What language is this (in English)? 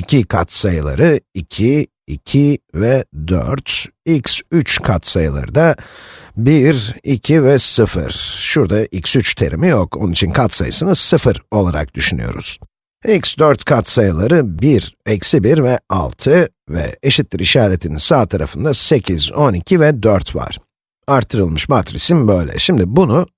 Turkish